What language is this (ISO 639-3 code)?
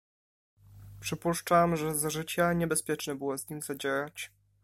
pol